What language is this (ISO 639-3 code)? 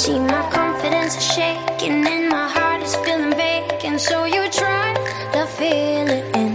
kor